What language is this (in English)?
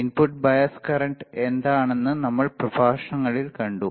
Malayalam